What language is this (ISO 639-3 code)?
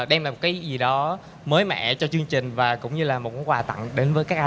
vie